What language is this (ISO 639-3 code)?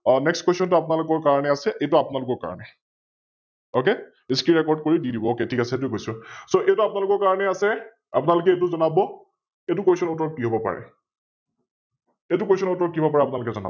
asm